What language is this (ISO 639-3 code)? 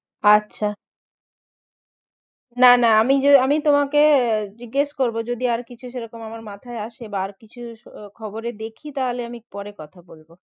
ben